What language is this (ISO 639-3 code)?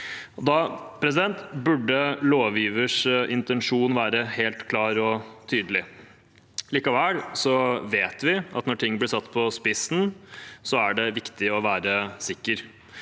nor